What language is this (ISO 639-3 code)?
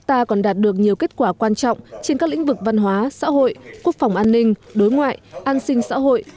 vie